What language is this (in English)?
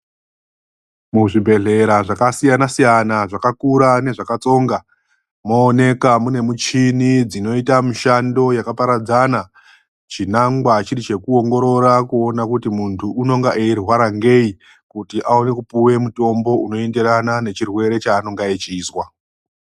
Ndau